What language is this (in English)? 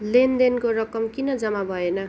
Nepali